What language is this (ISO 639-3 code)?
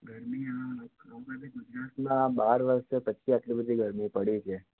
guj